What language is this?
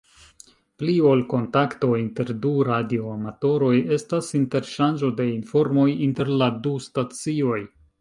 Esperanto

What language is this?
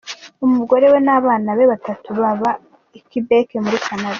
Kinyarwanda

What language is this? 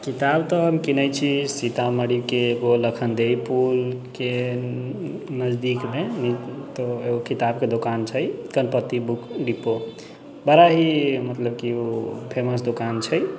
Maithili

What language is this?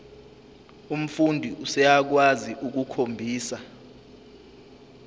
Zulu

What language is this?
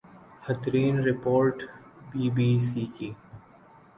Urdu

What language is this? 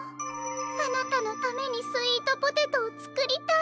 Japanese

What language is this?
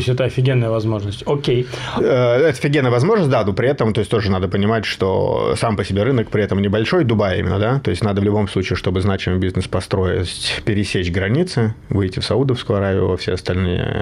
Russian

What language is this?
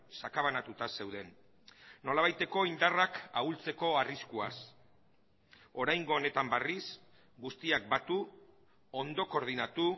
Basque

